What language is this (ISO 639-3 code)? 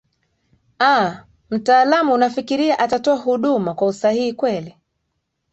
swa